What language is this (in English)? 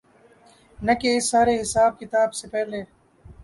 Urdu